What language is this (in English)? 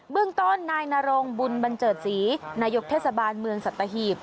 Thai